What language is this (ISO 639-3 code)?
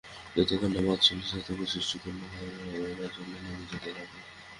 ben